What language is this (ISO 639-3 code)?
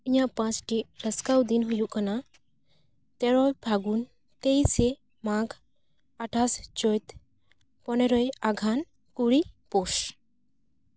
sat